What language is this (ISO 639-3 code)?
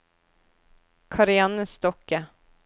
nor